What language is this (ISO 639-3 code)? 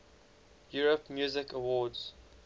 eng